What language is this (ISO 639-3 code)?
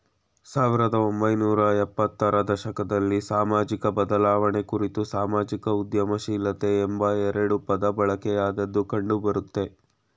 kan